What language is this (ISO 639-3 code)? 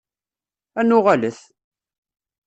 kab